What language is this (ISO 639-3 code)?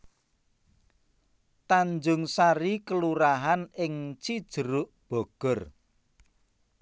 jav